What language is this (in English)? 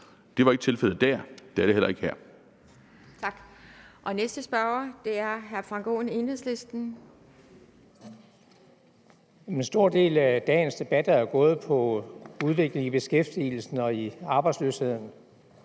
Danish